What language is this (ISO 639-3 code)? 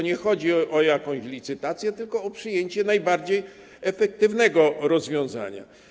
pol